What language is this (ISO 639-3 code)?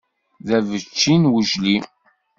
kab